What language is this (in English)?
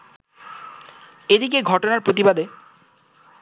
Bangla